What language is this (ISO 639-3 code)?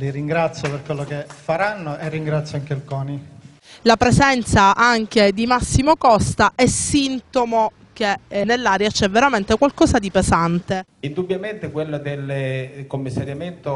ita